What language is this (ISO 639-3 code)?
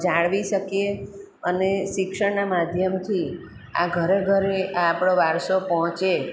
guj